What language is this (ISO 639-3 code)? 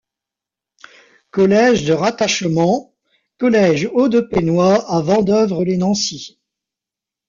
fra